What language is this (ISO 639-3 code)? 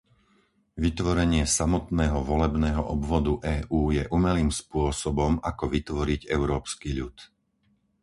slk